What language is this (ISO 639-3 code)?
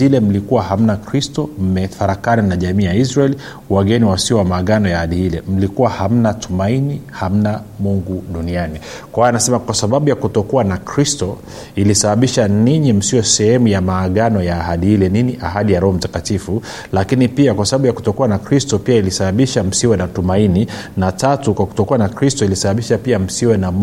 swa